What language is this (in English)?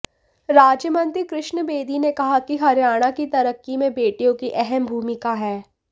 Hindi